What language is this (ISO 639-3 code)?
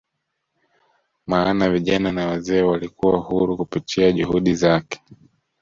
swa